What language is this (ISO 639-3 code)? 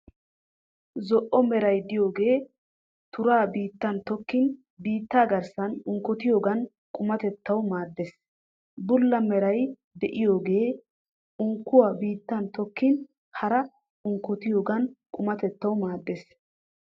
wal